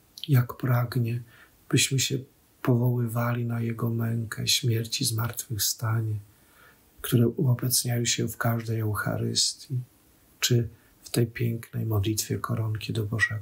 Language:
Polish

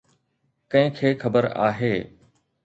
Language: Sindhi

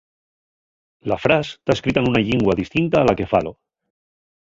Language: Asturian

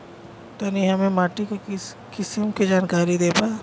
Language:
Bhojpuri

